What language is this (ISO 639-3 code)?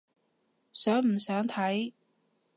yue